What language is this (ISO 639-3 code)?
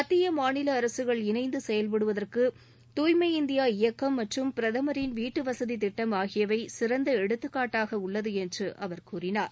tam